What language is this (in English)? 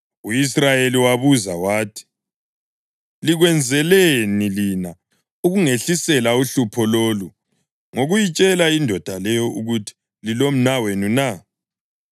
North Ndebele